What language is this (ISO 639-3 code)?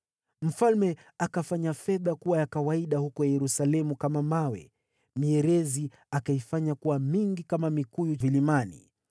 swa